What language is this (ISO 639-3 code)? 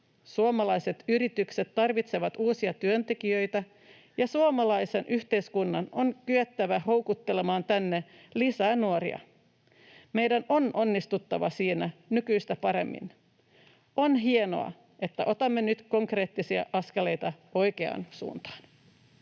fin